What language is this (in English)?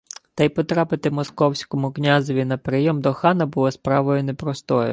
Ukrainian